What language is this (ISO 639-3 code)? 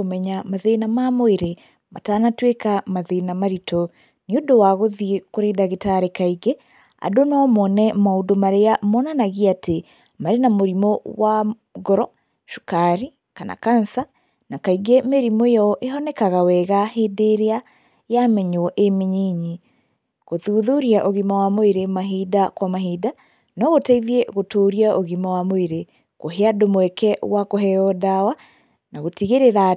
kik